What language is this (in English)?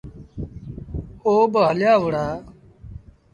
Sindhi Bhil